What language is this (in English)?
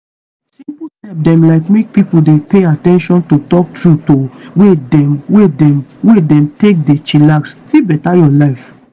Nigerian Pidgin